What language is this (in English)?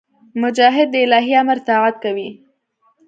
Pashto